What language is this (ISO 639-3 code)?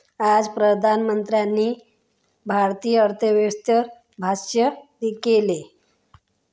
mar